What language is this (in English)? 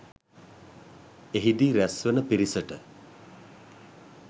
Sinhala